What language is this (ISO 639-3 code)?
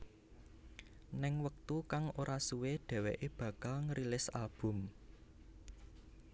jav